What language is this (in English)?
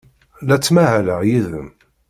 Kabyle